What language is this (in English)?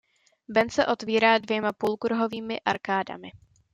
Czech